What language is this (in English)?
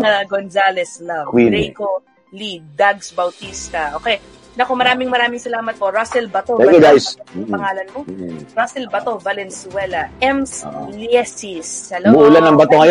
Filipino